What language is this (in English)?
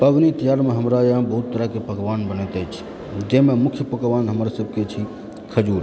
Maithili